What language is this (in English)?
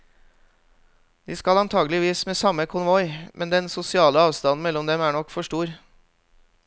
Norwegian